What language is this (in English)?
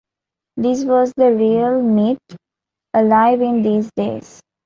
English